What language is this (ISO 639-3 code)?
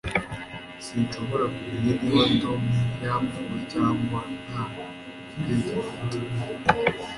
kin